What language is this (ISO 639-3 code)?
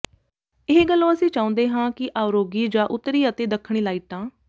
pan